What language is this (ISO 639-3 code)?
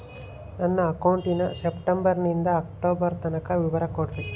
kan